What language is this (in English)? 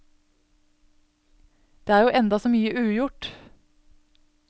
Norwegian